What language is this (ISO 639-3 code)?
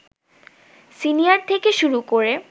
ben